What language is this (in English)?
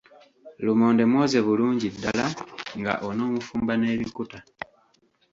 Ganda